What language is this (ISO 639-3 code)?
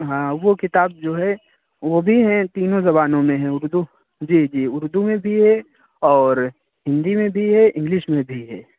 urd